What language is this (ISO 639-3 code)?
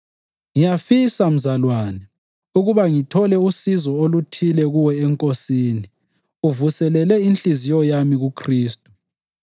nde